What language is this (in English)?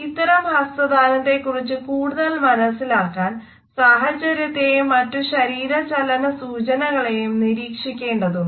Malayalam